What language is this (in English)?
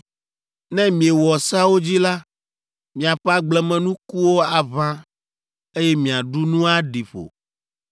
Ewe